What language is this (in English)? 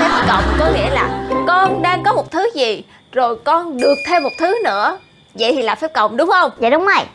Vietnamese